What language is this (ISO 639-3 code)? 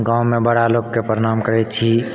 mai